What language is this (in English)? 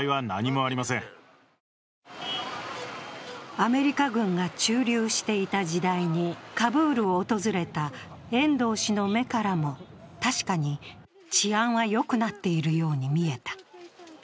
Japanese